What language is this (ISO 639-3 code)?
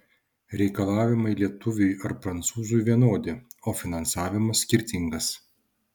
lit